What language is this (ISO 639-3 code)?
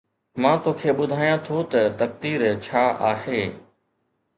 snd